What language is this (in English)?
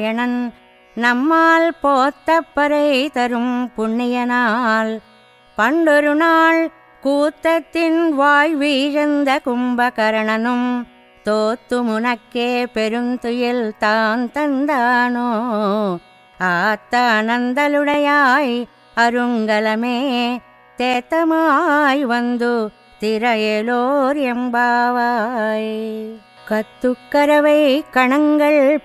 Telugu